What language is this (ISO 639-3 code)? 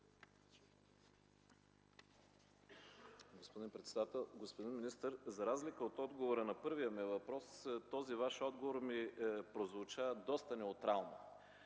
bul